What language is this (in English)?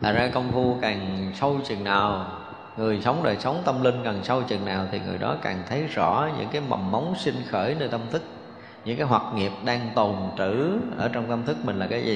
Vietnamese